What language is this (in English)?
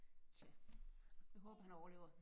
Danish